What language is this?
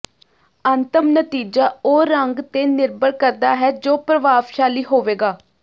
Punjabi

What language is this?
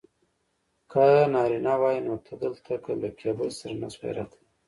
Pashto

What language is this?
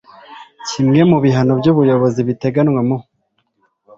Kinyarwanda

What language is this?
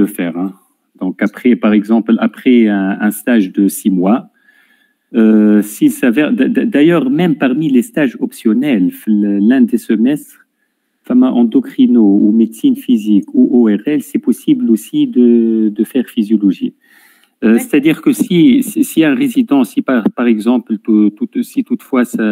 French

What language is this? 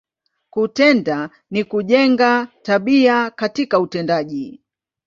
Swahili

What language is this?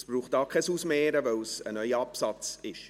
Swiss German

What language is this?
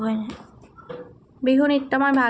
Assamese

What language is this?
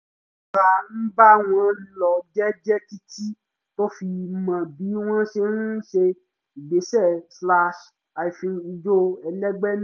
Yoruba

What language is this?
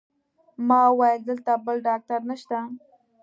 Pashto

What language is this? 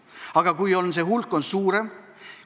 Estonian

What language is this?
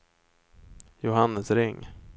Swedish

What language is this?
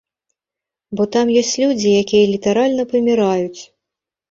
Belarusian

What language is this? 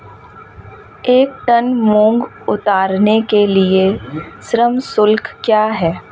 Hindi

